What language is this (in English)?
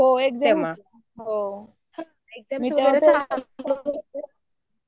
Marathi